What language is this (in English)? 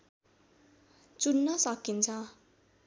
Nepali